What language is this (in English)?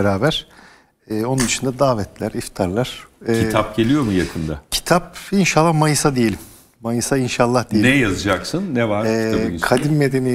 Turkish